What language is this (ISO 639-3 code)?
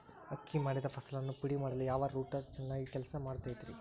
kan